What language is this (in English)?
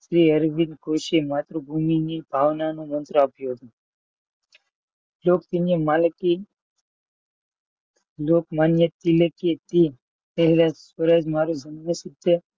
Gujarati